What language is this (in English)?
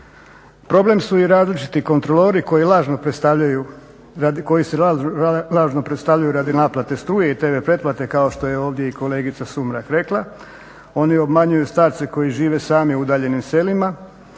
Croatian